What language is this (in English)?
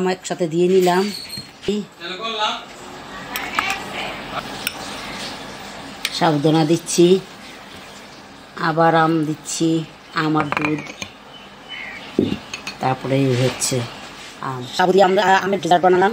Indonesian